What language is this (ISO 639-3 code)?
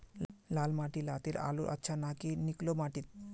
mag